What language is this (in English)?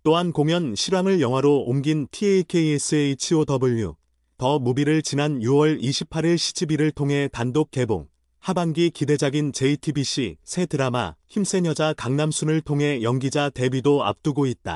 Korean